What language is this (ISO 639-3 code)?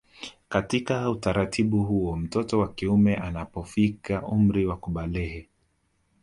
swa